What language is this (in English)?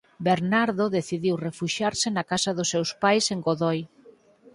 Galician